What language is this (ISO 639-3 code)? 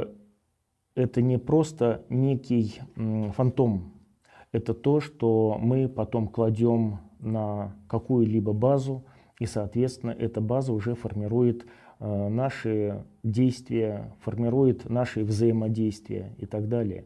rus